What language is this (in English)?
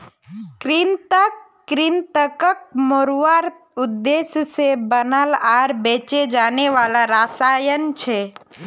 Magahi